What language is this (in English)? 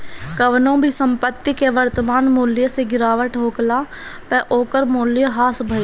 Bhojpuri